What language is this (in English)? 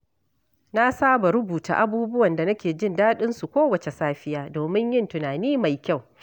Hausa